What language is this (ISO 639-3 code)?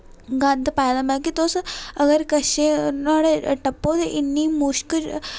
doi